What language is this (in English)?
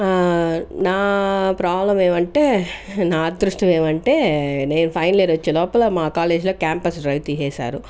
Telugu